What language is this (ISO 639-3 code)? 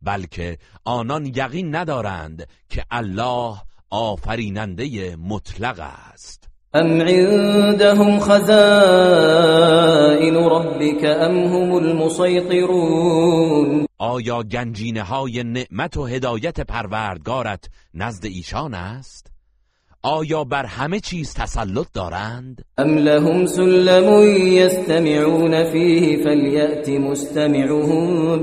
fas